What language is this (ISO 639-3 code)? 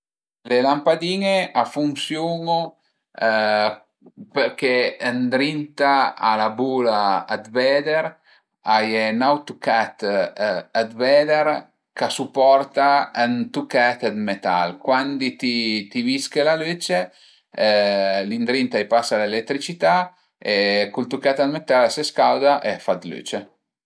pms